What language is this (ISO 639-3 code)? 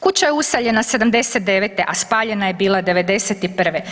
hrv